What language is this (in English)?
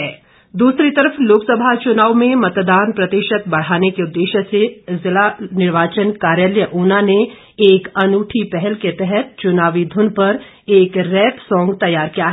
Hindi